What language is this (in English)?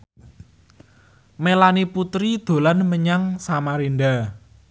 Javanese